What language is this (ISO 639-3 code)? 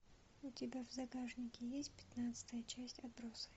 rus